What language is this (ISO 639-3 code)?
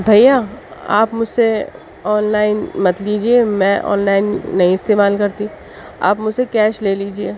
urd